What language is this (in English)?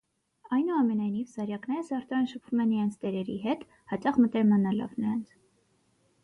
Armenian